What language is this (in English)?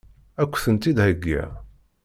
Kabyle